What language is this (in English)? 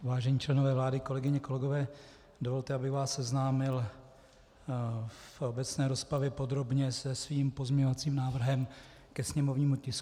Czech